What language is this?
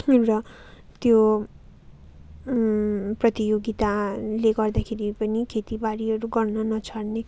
Nepali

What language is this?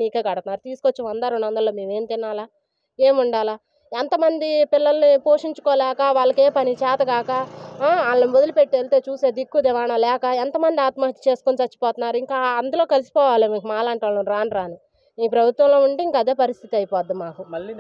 Thai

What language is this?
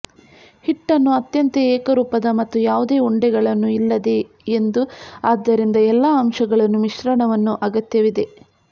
Kannada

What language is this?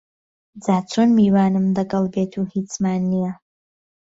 Central Kurdish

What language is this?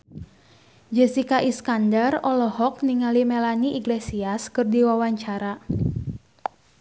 Sundanese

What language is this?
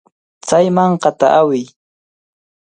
Cajatambo North Lima Quechua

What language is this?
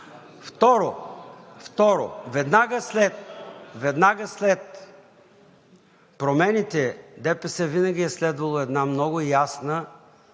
Bulgarian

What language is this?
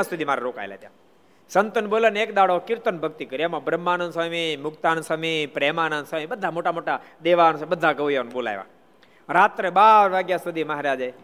Gujarati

